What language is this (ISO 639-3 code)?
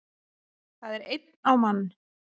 isl